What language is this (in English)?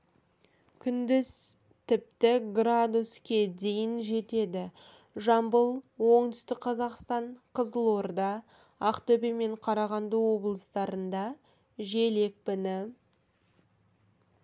Kazakh